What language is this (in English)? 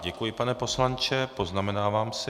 Czech